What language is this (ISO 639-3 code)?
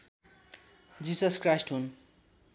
nep